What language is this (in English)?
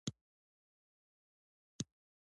Pashto